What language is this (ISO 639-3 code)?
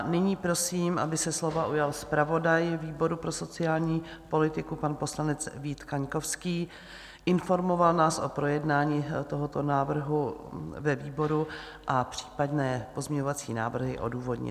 ces